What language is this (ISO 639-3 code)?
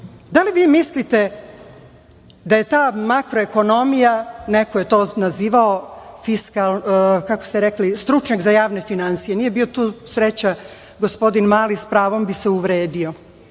srp